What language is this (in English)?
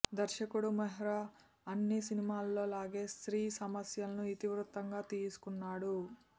Telugu